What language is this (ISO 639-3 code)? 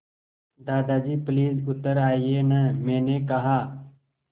hin